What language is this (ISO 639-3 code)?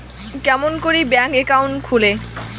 ben